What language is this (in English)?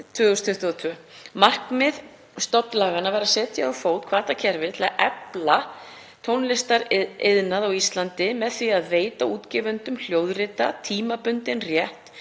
Icelandic